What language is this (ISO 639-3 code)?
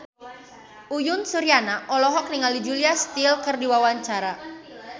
sun